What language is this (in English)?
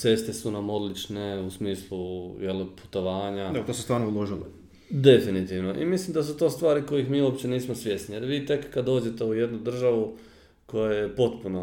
Croatian